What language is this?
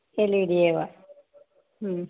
Sanskrit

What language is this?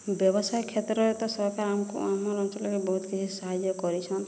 Odia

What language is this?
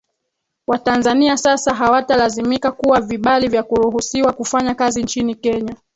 Swahili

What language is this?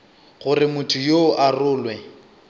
Northern Sotho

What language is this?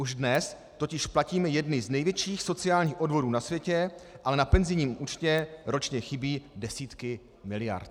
Czech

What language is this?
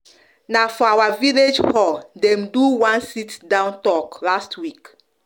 Nigerian Pidgin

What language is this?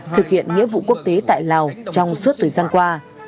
Vietnamese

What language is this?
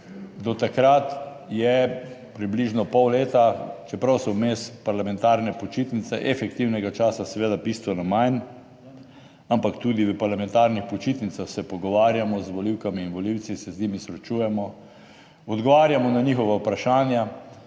Slovenian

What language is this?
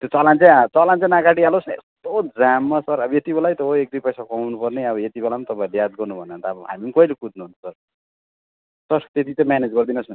Nepali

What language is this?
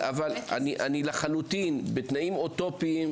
Hebrew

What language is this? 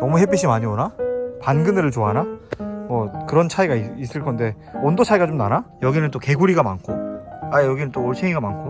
Korean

